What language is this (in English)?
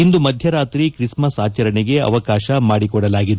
Kannada